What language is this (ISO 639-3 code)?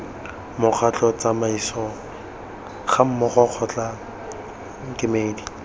tsn